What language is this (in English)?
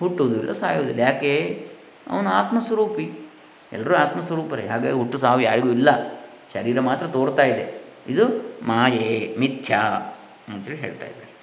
Kannada